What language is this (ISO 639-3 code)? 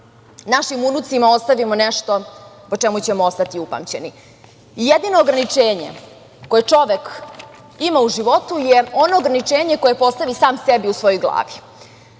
srp